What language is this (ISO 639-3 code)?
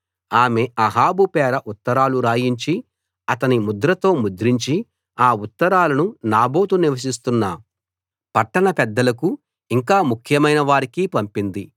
tel